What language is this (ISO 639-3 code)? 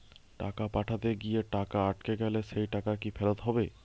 ben